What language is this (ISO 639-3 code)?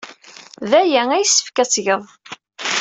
kab